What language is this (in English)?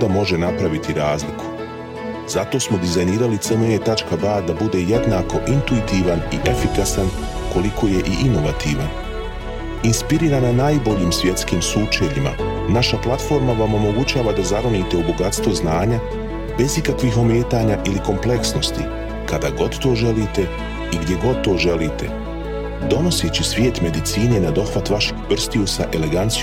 Croatian